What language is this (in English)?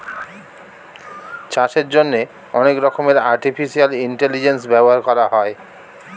Bangla